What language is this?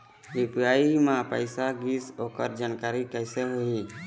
Chhattisgarhi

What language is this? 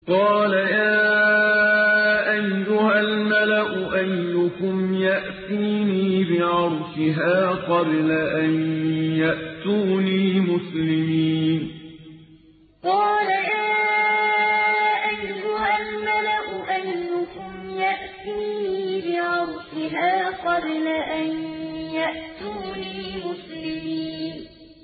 Arabic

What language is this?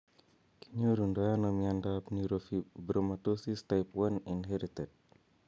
Kalenjin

